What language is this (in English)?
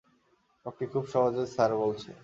Bangla